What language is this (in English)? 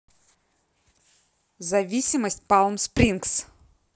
Russian